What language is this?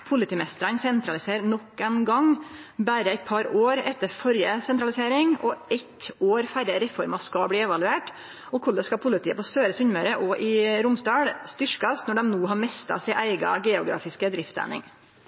Norwegian Nynorsk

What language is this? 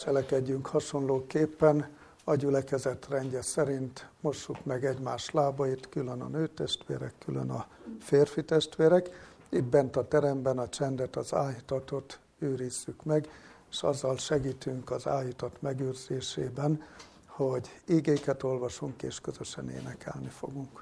Hungarian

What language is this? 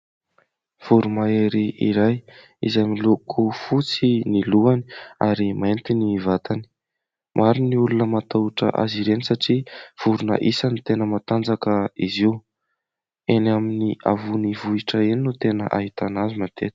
Malagasy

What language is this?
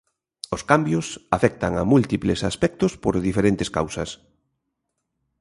Galician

